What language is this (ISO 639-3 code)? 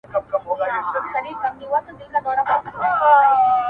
pus